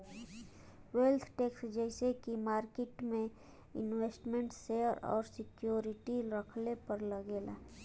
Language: Bhojpuri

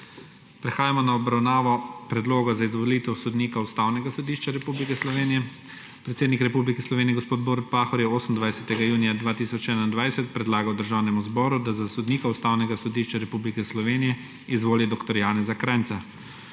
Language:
Slovenian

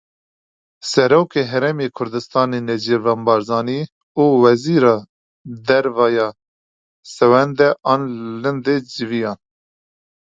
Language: Kurdish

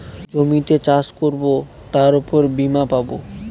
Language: Bangla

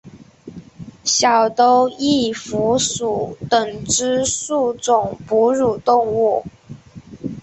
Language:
Chinese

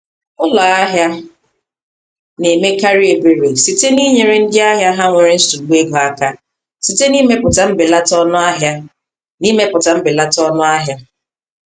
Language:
Igbo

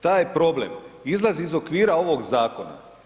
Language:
Croatian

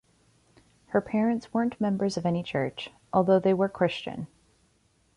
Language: English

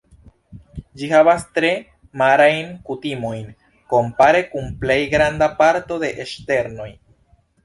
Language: Esperanto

